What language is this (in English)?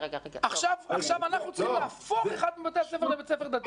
Hebrew